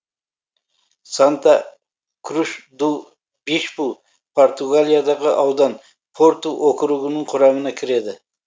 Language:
Kazakh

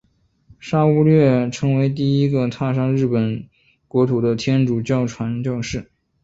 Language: Chinese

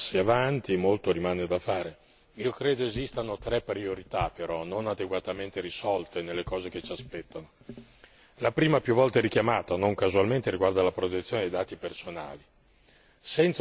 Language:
Italian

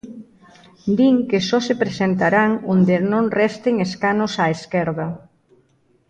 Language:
Galician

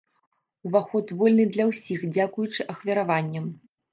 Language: Belarusian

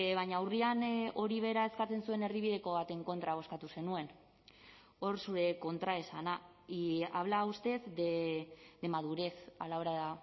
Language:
Basque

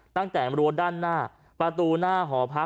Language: Thai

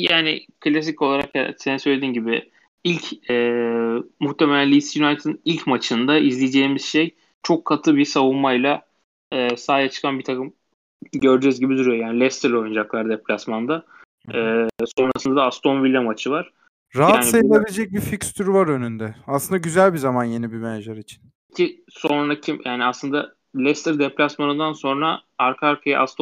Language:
Turkish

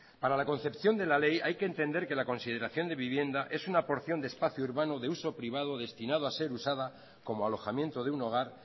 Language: Spanish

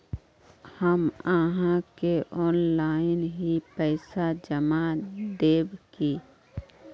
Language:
Magahi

